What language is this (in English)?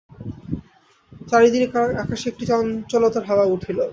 Bangla